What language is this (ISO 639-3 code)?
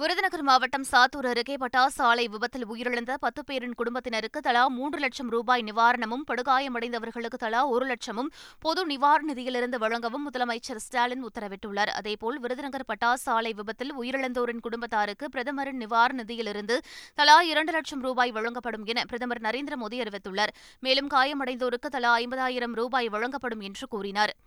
tam